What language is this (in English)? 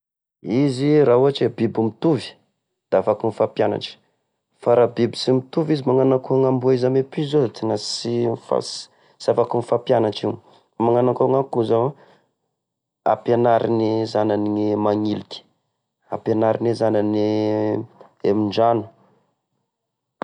Tesaka Malagasy